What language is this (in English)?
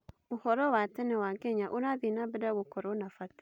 Kikuyu